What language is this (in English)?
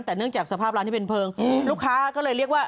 Thai